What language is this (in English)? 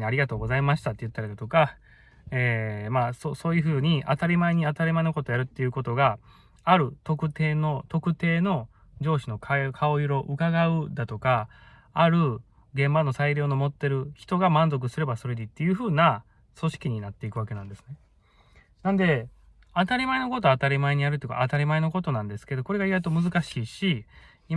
Japanese